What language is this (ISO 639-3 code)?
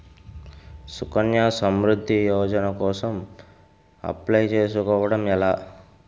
tel